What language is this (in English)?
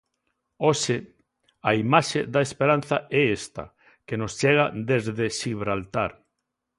Galician